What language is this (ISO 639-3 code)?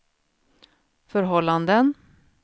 swe